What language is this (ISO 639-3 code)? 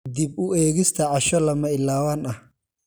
som